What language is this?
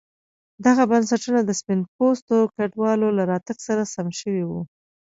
Pashto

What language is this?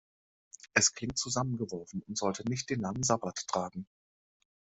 German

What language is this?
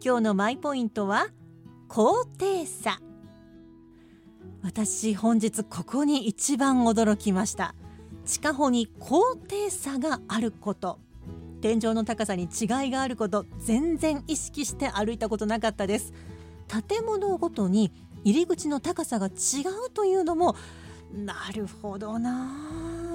Japanese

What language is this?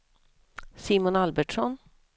Swedish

